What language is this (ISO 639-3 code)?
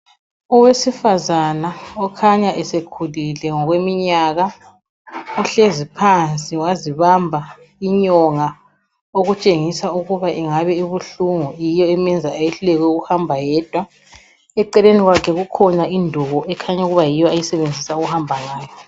nde